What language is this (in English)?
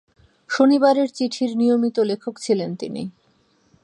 Bangla